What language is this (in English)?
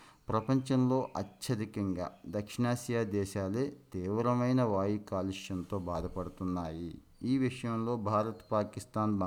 Telugu